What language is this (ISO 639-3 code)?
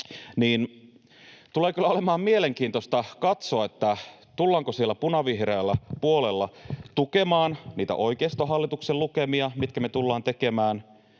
fin